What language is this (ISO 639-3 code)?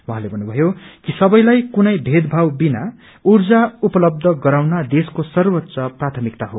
nep